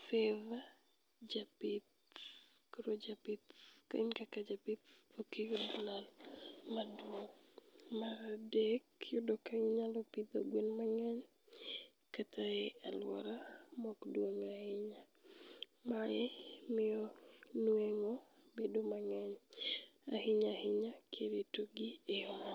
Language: Luo (Kenya and Tanzania)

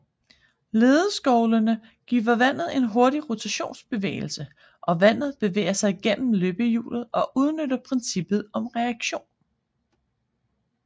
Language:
Danish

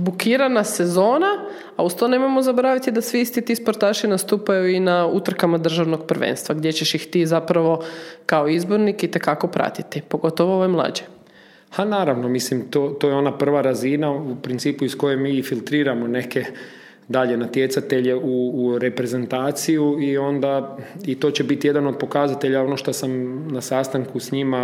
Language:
Croatian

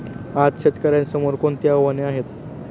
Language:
Marathi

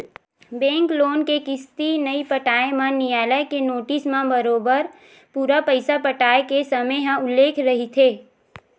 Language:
Chhattisgarhi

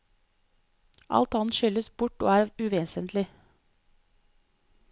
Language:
Norwegian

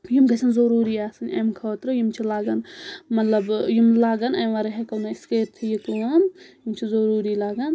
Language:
Kashmiri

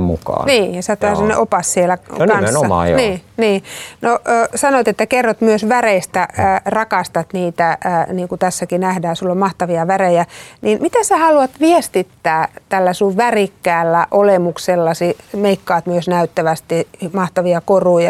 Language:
Finnish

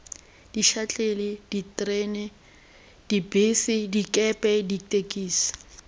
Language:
Tswana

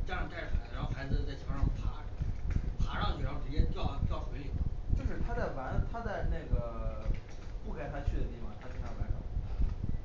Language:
Chinese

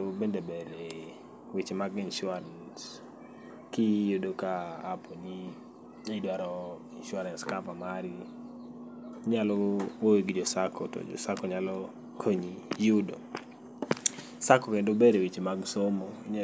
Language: Luo (Kenya and Tanzania)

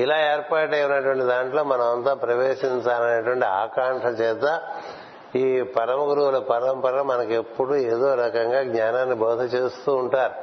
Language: Telugu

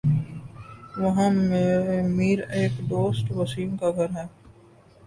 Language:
Urdu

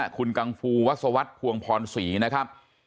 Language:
Thai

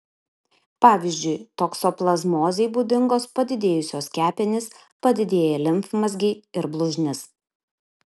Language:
Lithuanian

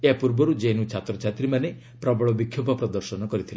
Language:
Odia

